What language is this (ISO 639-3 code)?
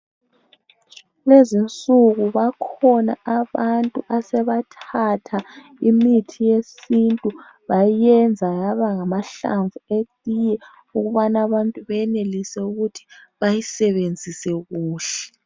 nde